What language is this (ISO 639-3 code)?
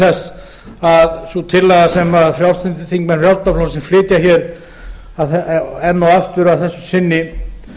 isl